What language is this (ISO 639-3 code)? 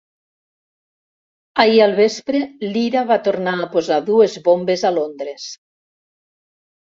cat